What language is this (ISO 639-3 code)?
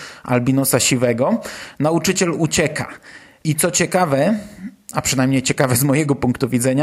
pol